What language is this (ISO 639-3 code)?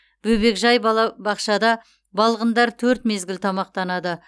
kaz